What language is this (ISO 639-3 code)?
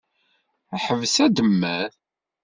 kab